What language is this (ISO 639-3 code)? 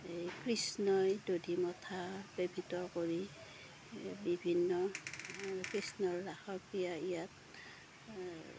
asm